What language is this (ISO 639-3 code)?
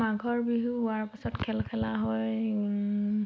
asm